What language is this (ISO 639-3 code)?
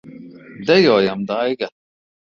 lav